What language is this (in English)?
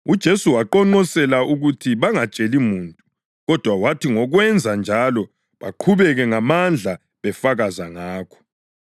North Ndebele